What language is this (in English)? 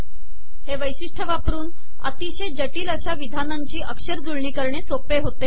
Marathi